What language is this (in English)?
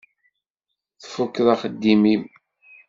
Kabyle